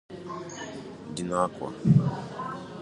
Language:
Igbo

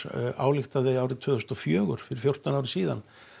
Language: Icelandic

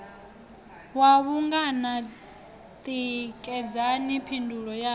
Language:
Venda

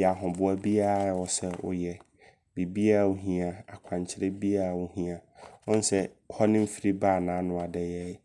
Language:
Abron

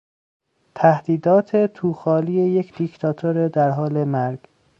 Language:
Persian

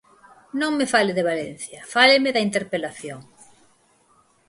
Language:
Galician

